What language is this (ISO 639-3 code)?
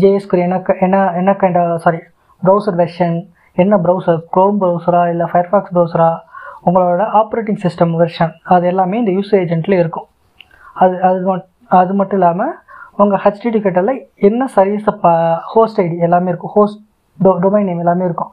tam